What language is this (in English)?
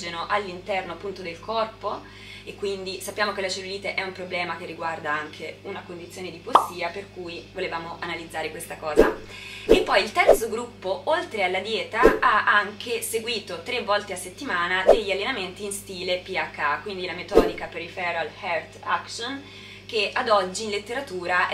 Italian